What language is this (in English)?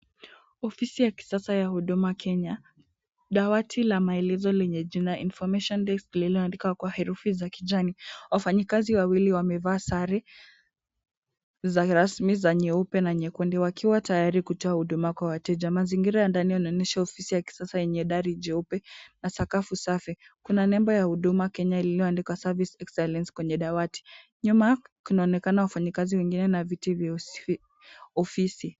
Swahili